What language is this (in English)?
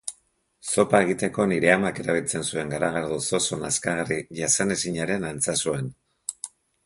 Basque